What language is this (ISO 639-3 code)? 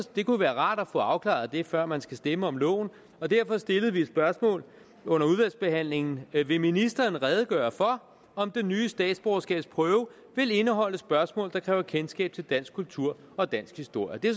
dan